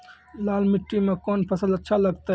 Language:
Maithili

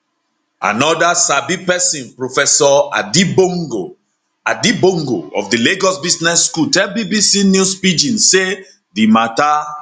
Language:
Nigerian Pidgin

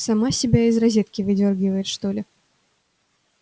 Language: Russian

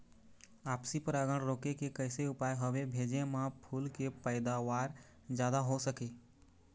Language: Chhattisgarhi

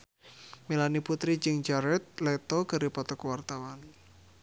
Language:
Sundanese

